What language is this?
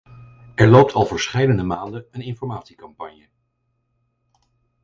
Dutch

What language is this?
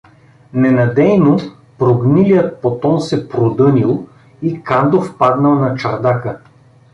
Bulgarian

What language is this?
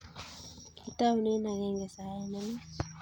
Kalenjin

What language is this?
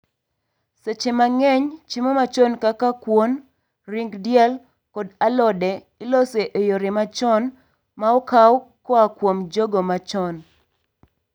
Luo (Kenya and Tanzania)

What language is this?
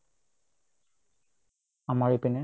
Assamese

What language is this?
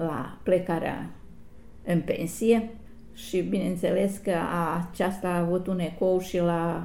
Romanian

